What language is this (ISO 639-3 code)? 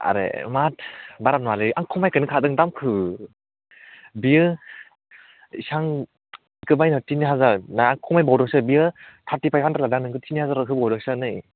brx